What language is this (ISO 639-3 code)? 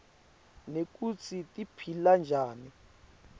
ssw